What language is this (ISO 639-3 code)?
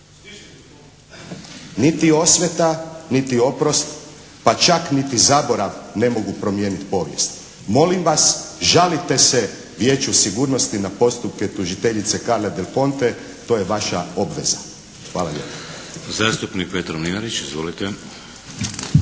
hrv